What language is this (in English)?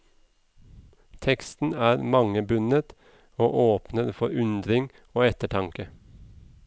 Norwegian